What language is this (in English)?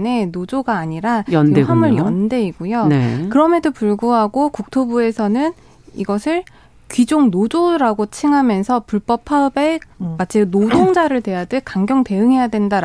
Korean